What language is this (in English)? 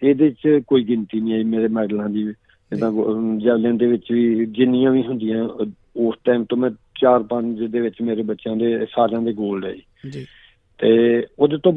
Punjabi